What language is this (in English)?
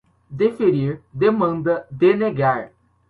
Portuguese